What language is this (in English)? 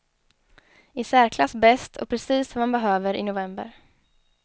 Swedish